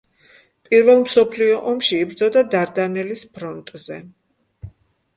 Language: Georgian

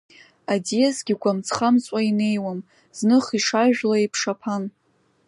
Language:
Abkhazian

